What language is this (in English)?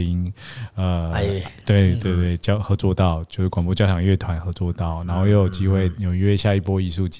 Chinese